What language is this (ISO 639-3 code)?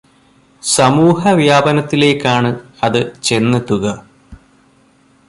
mal